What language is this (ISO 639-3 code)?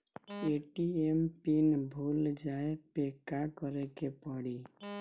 bho